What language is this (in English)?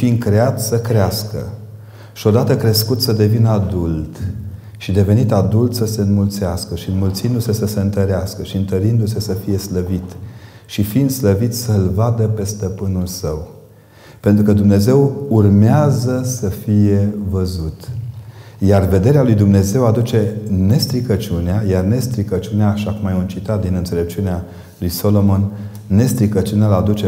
Romanian